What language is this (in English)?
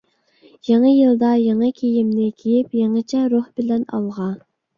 Uyghur